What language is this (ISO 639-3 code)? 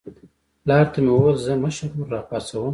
pus